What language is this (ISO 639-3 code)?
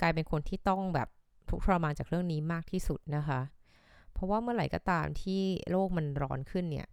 tha